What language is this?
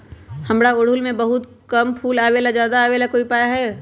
Magahi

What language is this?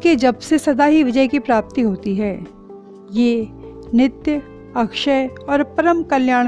Hindi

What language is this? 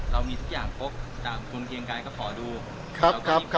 Thai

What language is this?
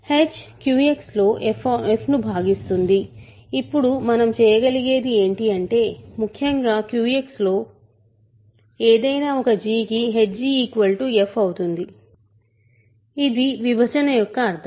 Telugu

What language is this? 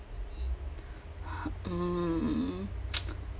English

